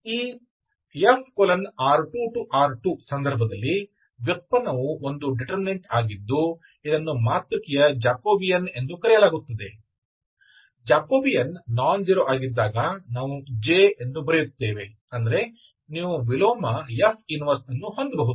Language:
Kannada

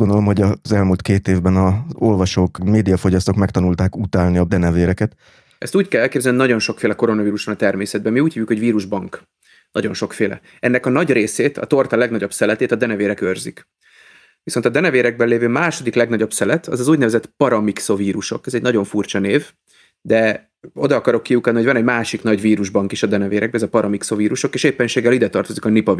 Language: Hungarian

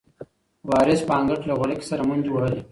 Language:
Pashto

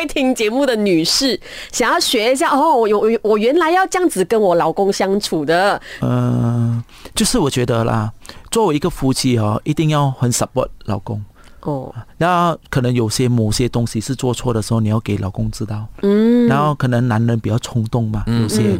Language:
Chinese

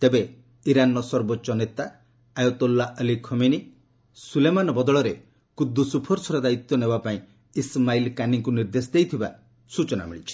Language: Odia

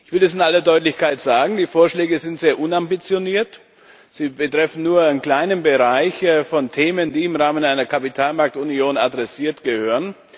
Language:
German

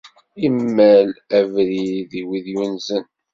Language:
Kabyle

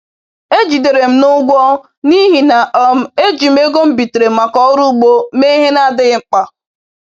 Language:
Igbo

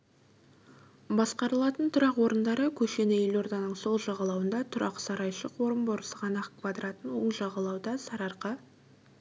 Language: Kazakh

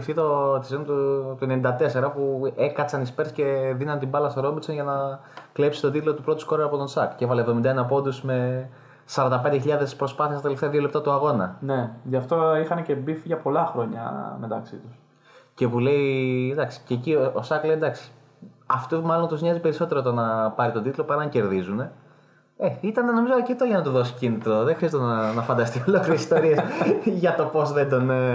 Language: Greek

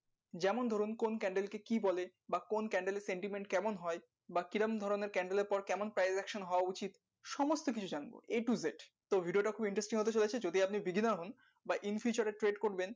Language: Bangla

